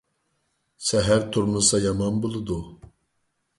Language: Uyghur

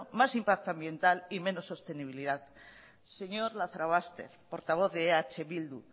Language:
Spanish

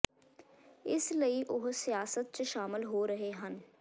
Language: Punjabi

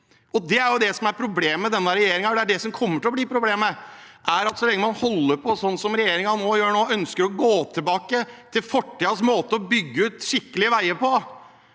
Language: Norwegian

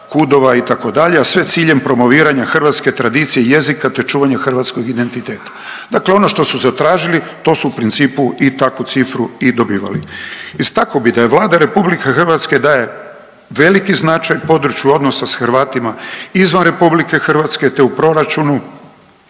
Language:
Croatian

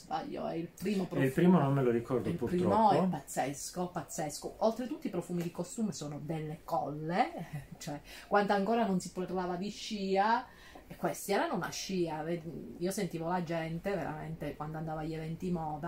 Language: Italian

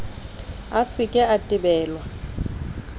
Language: Southern Sotho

